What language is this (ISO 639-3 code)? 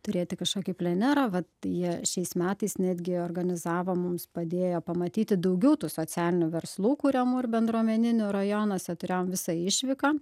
lit